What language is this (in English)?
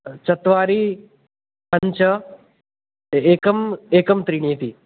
Sanskrit